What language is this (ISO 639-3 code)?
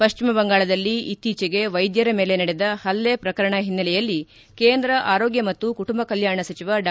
kan